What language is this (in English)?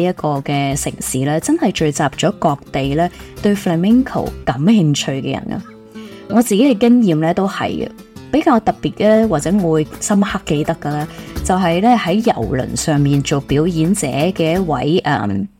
Chinese